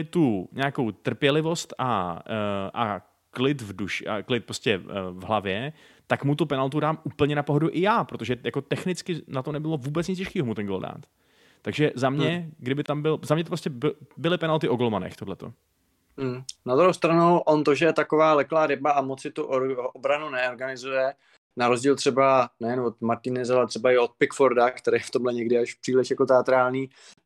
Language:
Czech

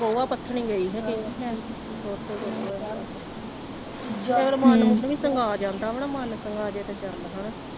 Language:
Punjabi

